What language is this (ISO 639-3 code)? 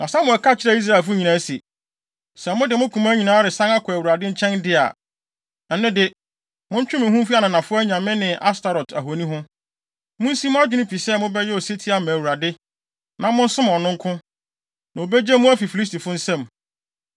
aka